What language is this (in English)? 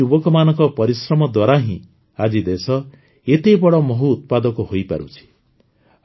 Odia